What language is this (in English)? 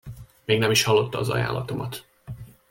Hungarian